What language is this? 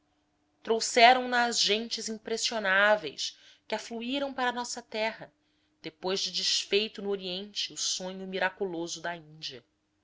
Portuguese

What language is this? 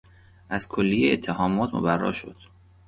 Persian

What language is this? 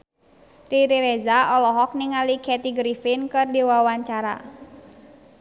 Sundanese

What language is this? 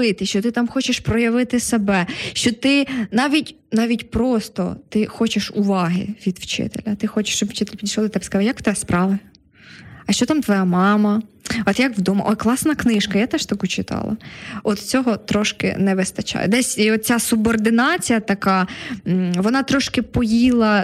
Ukrainian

